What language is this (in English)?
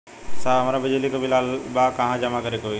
Bhojpuri